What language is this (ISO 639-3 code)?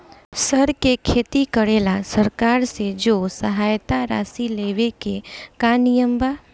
bho